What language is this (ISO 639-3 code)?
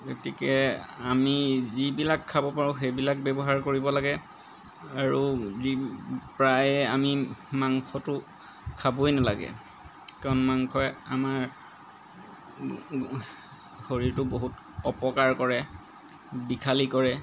asm